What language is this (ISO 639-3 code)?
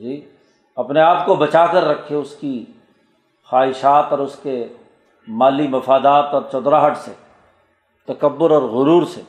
urd